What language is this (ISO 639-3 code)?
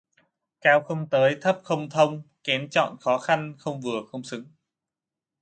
vie